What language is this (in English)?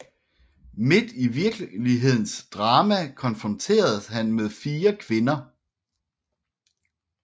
Danish